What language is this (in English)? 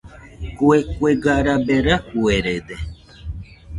Nüpode Huitoto